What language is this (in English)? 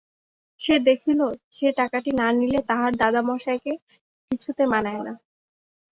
Bangla